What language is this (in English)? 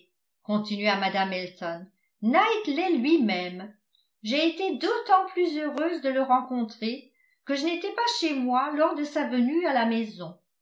French